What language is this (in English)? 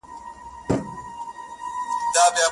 Pashto